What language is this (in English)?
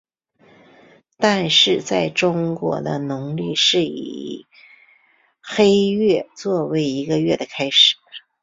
Chinese